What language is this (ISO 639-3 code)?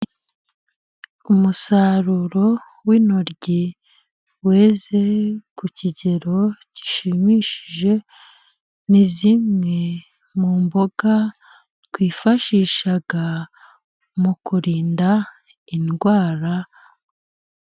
kin